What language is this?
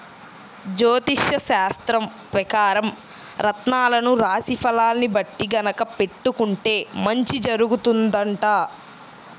Telugu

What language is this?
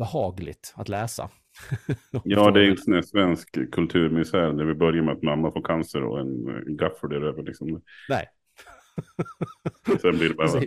Swedish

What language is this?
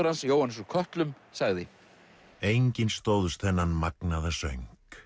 Icelandic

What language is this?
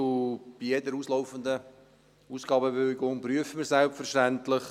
Swiss German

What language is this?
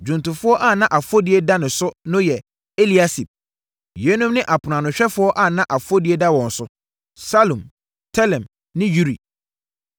Akan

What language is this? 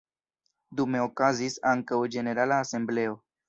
Esperanto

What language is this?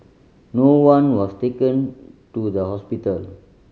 English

